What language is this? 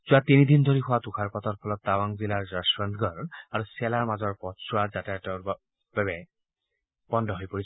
Assamese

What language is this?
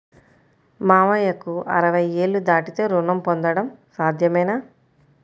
Telugu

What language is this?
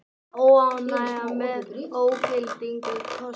Icelandic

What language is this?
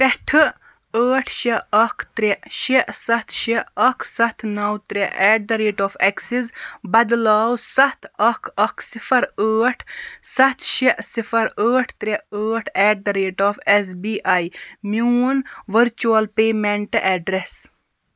Kashmiri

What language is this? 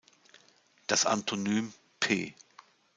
German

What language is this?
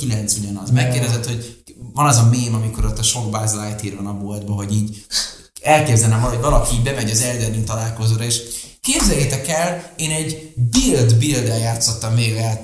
Hungarian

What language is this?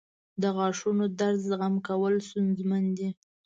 Pashto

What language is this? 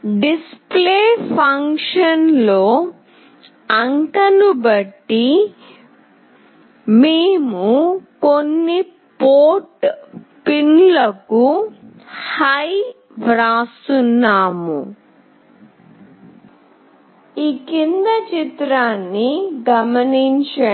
Telugu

